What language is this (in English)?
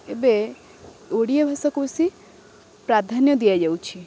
Odia